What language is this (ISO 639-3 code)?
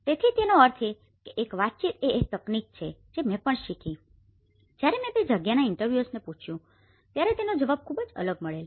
guj